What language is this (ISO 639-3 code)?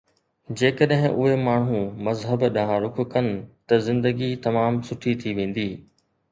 snd